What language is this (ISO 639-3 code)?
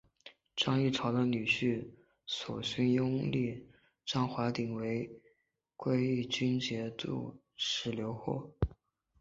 zho